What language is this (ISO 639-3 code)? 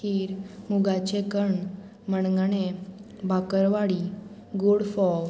kok